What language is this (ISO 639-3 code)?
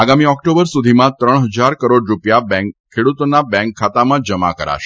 guj